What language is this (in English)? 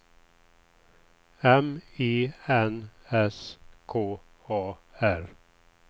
Swedish